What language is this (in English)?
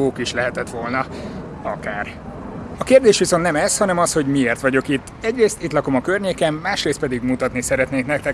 Hungarian